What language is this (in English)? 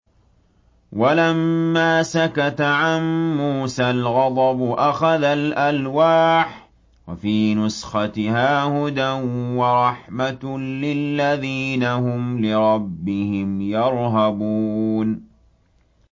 Arabic